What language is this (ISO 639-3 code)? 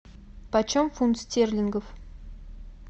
rus